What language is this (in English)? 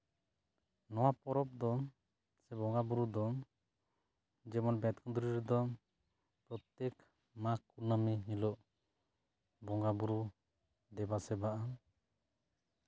Santali